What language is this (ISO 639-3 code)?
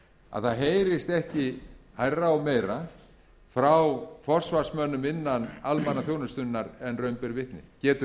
isl